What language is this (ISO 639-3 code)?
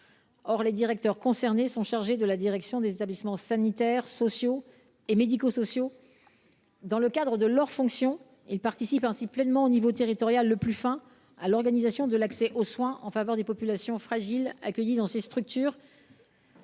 fra